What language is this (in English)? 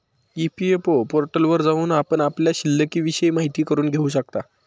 Marathi